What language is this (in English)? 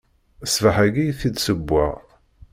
Kabyle